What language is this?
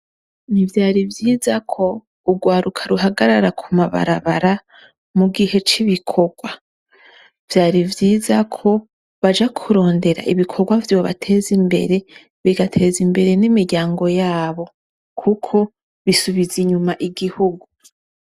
Rundi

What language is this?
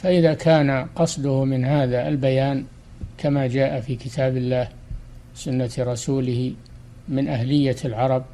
Arabic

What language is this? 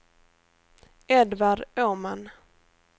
Swedish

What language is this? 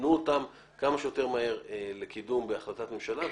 Hebrew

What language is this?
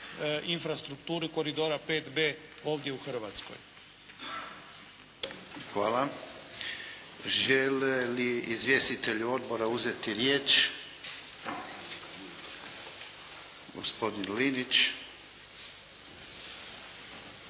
Croatian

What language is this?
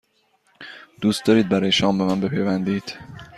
Persian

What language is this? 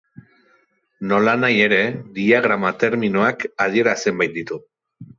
Basque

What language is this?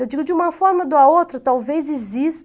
Portuguese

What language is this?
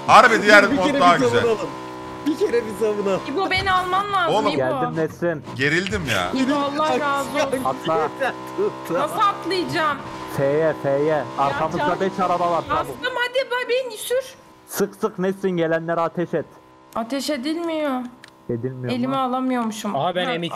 Turkish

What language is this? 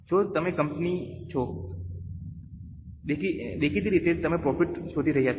Gujarati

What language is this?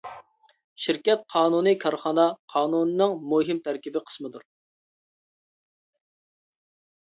Uyghur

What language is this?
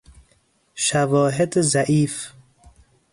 Persian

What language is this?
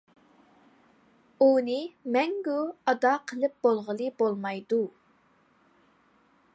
Uyghur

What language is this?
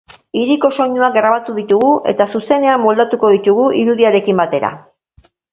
Basque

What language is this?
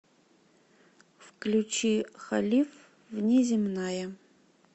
Russian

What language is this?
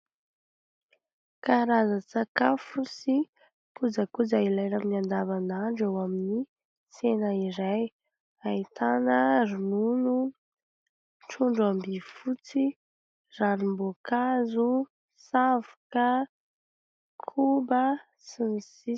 Malagasy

